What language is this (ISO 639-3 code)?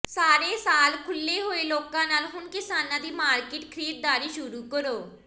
pan